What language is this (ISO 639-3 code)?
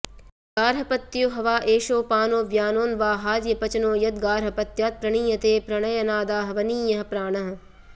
san